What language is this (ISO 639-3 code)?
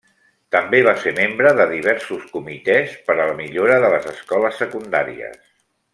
cat